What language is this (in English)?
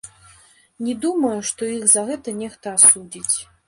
Belarusian